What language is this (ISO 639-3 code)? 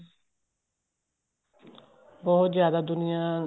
pan